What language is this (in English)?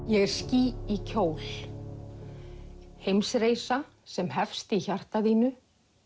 Icelandic